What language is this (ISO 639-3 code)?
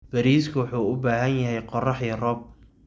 som